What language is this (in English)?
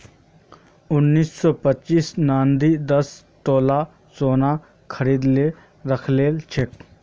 Magahi